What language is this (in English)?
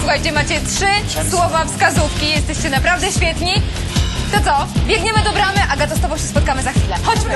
Polish